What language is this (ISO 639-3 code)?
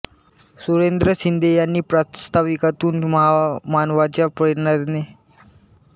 mar